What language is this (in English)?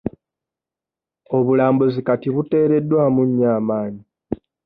Ganda